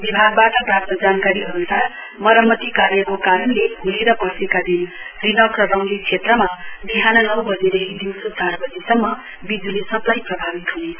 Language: Nepali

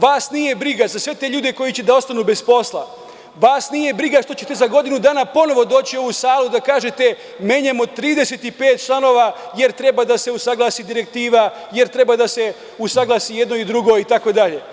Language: Serbian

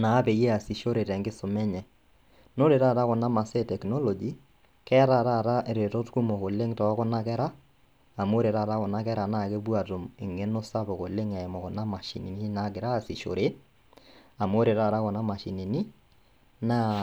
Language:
Masai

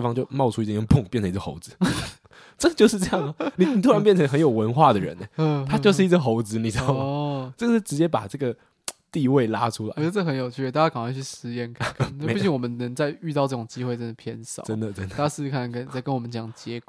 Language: Chinese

